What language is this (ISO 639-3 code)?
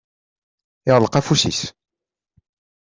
kab